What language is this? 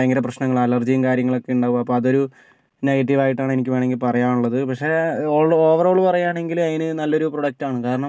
Malayalam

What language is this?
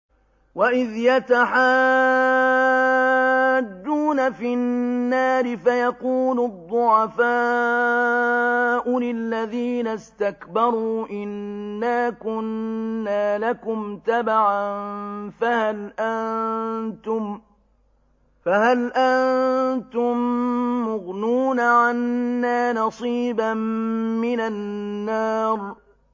Arabic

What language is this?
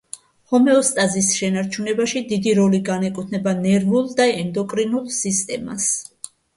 Georgian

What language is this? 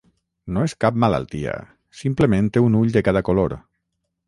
Catalan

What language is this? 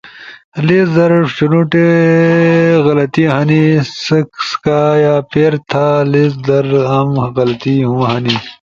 Ushojo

